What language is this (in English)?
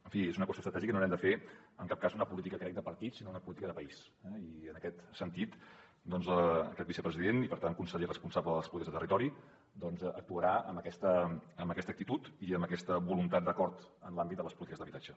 Catalan